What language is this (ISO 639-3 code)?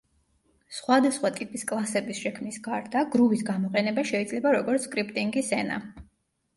kat